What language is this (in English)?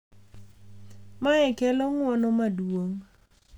Luo (Kenya and Tanzania)